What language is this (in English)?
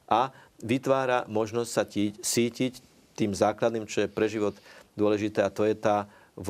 Slovak